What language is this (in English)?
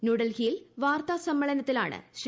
Malayalam